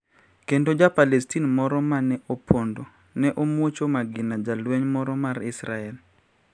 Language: Luo (Kenya and Tanzania)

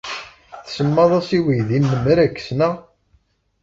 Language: Kabyle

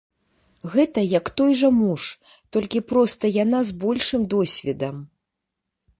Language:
Belarusian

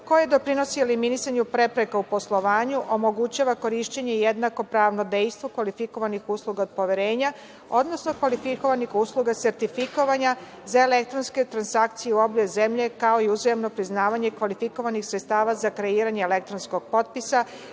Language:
Serbian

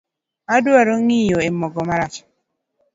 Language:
Luo (Kenya and Tanzania)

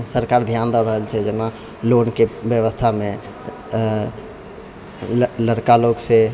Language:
Maithili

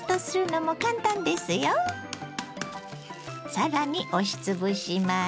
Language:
Japanese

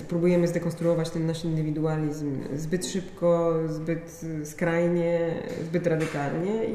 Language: Polish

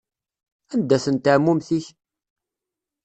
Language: Kabyle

